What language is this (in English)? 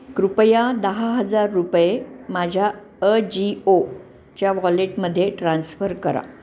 Marathi